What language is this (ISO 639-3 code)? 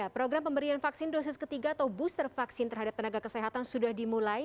ind